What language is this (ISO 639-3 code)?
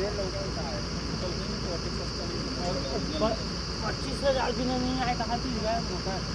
nor